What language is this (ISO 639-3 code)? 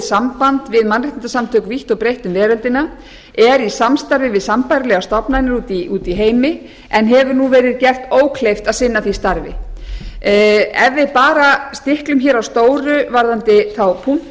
isl